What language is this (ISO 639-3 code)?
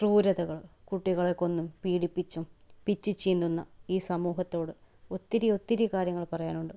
mal